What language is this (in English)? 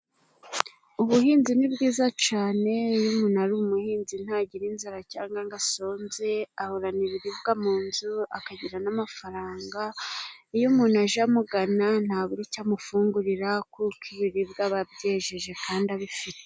Kinyarwanda